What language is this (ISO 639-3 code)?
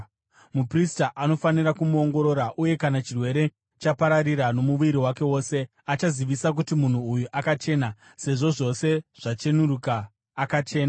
sna